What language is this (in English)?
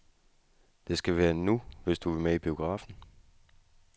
Danish